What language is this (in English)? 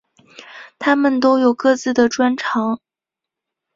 Chinese